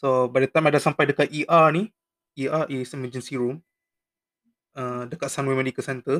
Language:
Malay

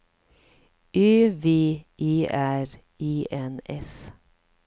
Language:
Swedish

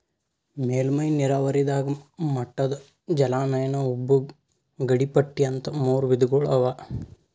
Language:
Kannada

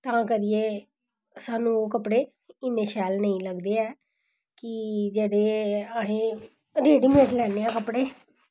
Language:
Dogri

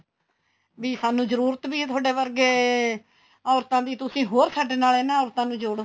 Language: Punjabi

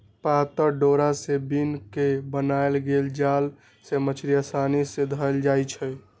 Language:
Magahi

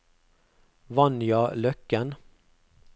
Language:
Norwegian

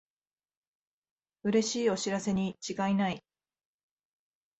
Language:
Japanese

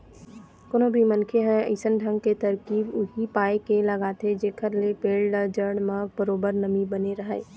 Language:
Chhattisgarhi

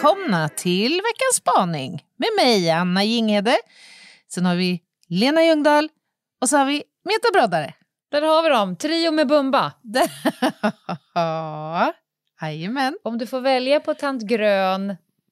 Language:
Swedish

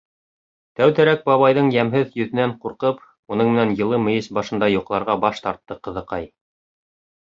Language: Bashkir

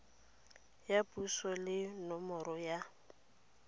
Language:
Tswana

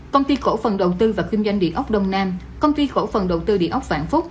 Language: Vietnamese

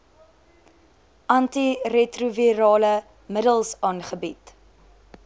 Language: Afrikaans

